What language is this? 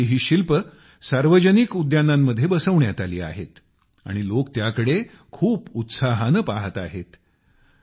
Marathi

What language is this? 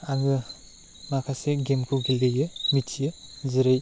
Bodo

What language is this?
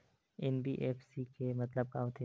Chhattisgarhi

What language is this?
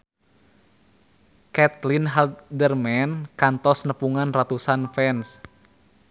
Sundanese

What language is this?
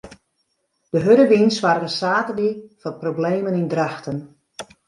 Western Frisian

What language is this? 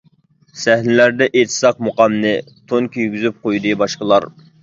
Uyghur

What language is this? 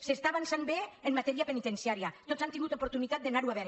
Catalan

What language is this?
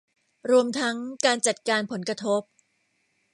Thai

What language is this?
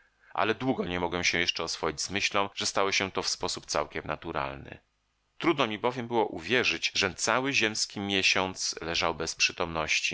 Polish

